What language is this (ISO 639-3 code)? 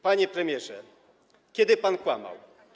pol